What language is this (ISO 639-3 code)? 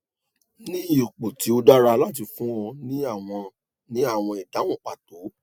yor